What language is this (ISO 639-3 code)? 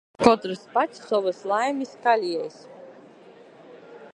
ltg